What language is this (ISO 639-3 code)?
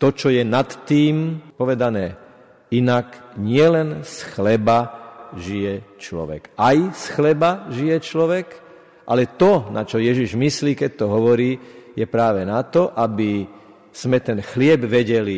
slk